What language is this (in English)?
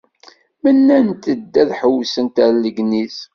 Kabyle